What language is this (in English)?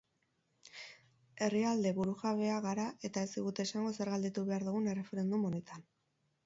Basque